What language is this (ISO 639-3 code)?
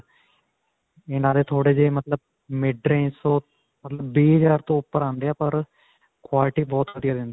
pan